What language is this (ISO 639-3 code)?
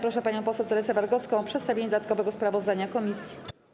pol